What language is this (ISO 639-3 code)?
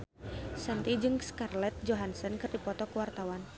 sun